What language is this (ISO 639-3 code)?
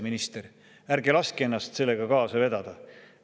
est